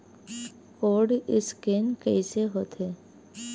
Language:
Chhattisgarhi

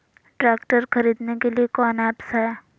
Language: Magahi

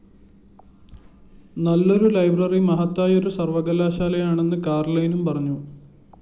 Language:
Malayalam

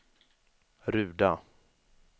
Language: Swedish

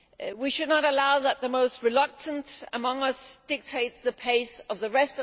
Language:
English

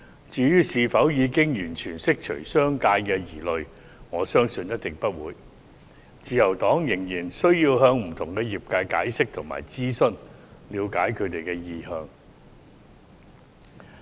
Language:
Cantonese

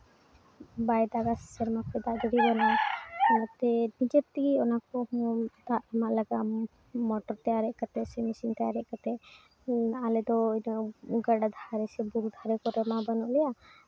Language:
Santali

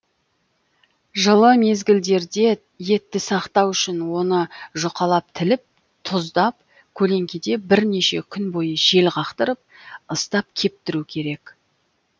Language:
Kazakh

